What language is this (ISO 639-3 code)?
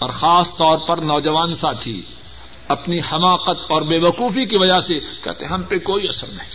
urd